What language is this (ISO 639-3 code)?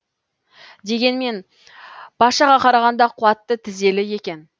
kaz